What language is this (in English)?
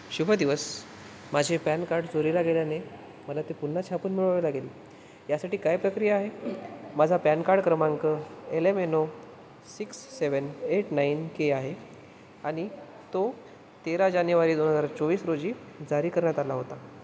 Marathi